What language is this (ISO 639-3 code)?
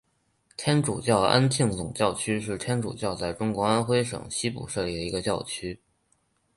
zho